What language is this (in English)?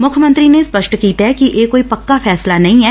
Punjabi